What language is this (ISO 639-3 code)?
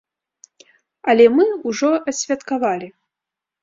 bel